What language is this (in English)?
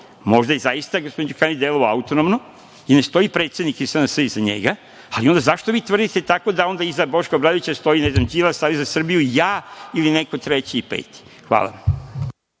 Serbian